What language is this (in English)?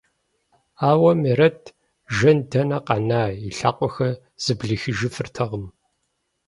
Kabardian